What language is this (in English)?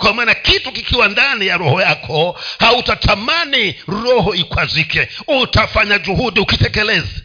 Swahili